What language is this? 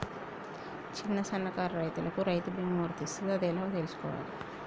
Telugu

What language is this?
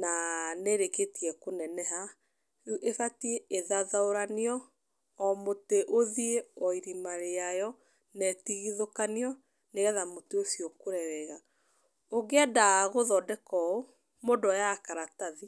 Kikuyu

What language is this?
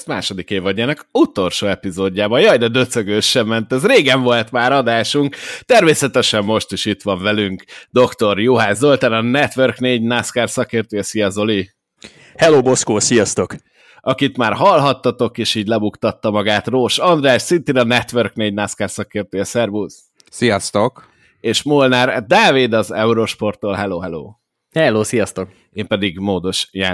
Hungarian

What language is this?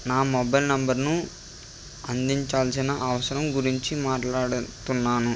Telugu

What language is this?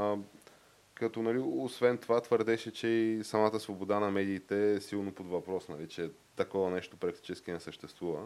Bulgarian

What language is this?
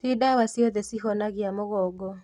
Kikuyu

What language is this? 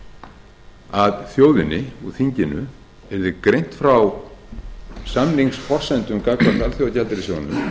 Icelandic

